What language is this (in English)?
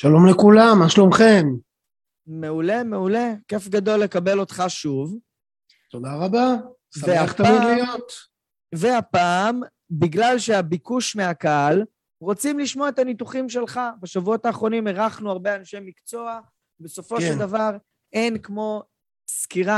Hebrew